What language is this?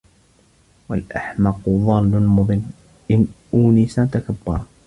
Arabic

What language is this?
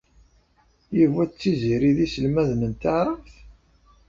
Kabyle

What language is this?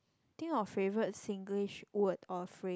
English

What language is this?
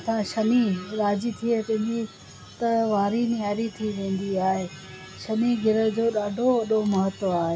Sindhi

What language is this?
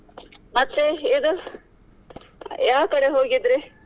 Kannada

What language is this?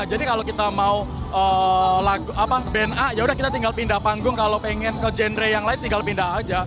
Indonesian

